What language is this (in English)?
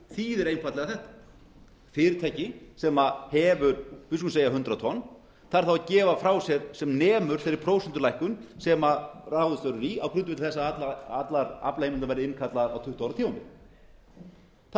Icelandic